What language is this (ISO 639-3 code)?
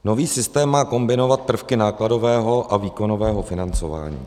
ces